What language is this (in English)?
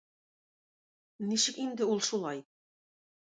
Tatar